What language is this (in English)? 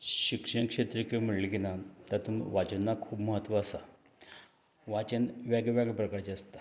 Konkani